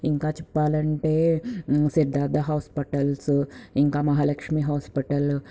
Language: Telugu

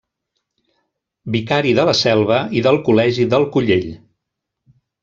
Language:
Catalan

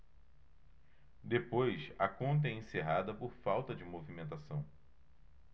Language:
Portuguese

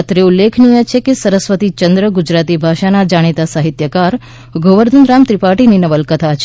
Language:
Gujarati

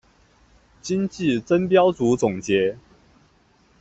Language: Chinese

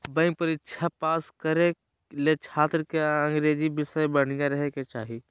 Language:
Magahi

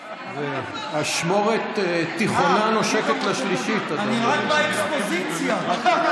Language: Hebrew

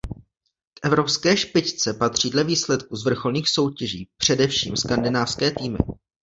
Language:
Czech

